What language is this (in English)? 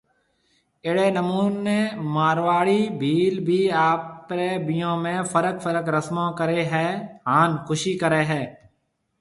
Marwari (Pakistan)